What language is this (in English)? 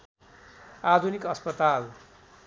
Nepali